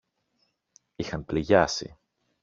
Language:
Greek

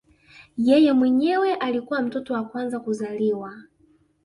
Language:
Swahili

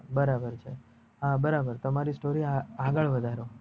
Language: Gujarati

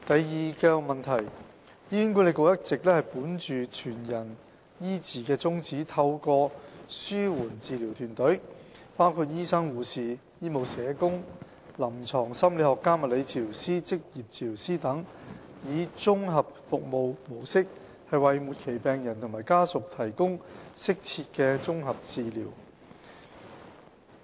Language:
Cantonese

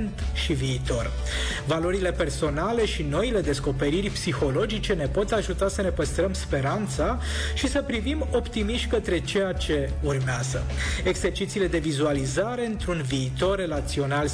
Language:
Romanian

